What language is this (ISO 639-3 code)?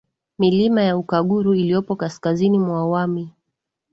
swa